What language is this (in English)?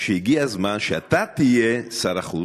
Hebrew